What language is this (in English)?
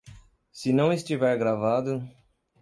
Portuguese